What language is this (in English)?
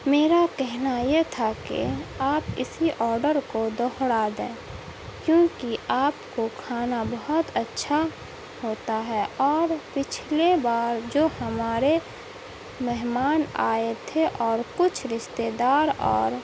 Urdu